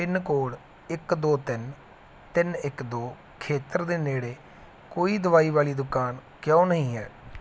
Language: Punjabi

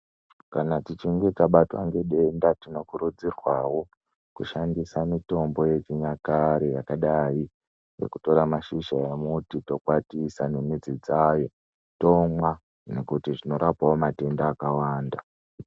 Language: Ndau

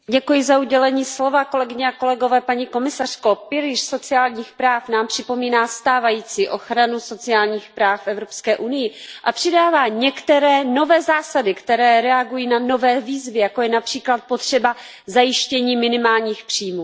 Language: Czech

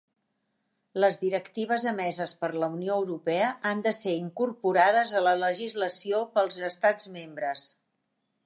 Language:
Catalan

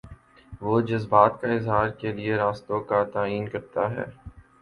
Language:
Urdu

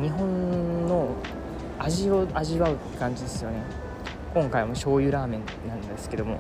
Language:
Japanese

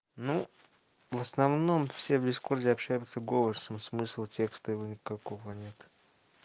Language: Russian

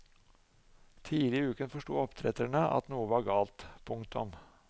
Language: Norwegian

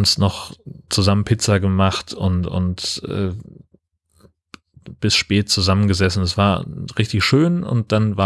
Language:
German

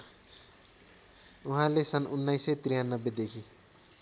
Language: Nepali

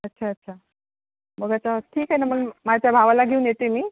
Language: Marathi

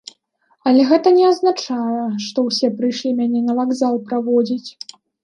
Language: Belarusian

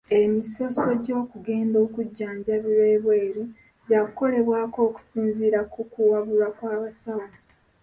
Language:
Ganda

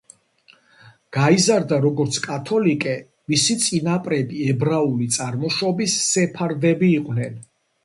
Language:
Georgian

